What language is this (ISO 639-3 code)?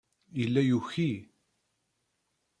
kab